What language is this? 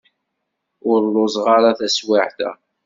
Kabyle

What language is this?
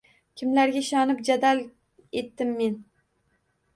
Uzbek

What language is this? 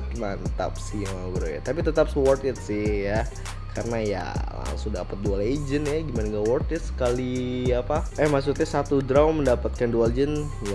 Indonesian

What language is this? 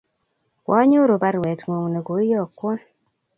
Kalenjin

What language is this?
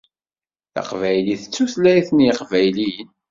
Kabyle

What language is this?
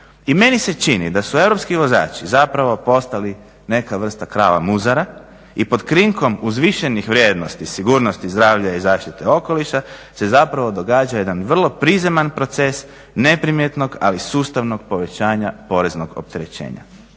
Croatian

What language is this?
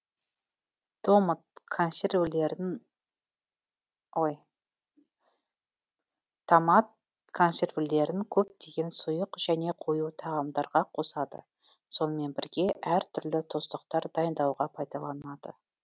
Kazakh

